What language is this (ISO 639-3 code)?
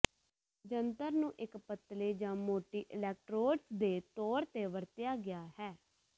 pan